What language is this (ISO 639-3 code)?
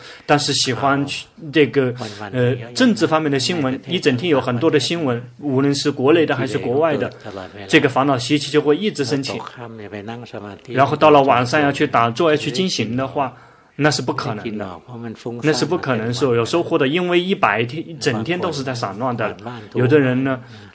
zho